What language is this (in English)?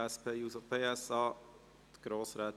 Swiss German